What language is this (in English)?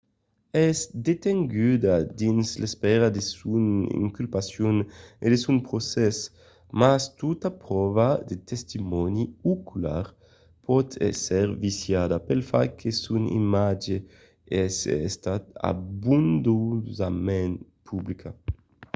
Occitan